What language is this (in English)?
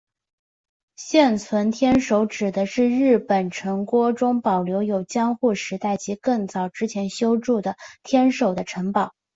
Chinese